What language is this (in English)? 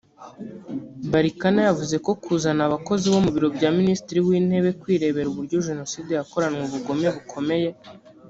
Kinyarwanda